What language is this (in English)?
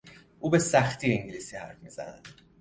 Persian